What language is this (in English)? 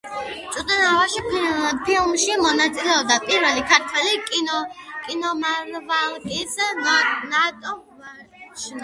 Georgian